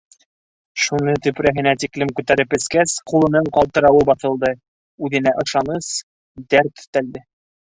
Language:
Bashkir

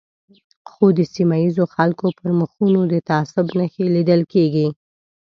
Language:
Pashto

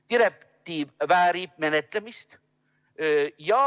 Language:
Estonian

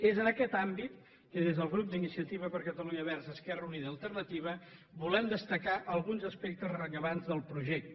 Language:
Catalan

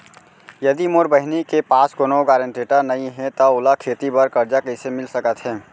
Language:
Chhattisgarhi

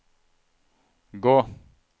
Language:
Norwegian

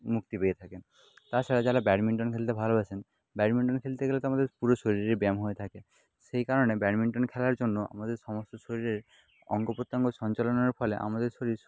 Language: Bangla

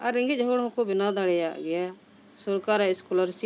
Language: Santali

